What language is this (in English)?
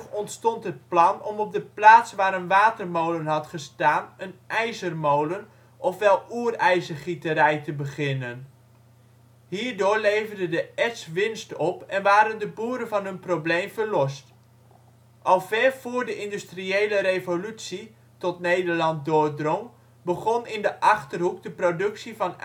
Dutch